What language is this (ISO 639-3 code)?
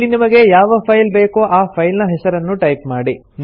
kan